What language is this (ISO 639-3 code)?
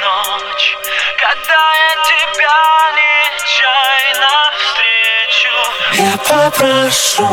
ukr